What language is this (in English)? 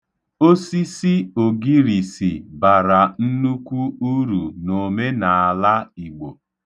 Igbo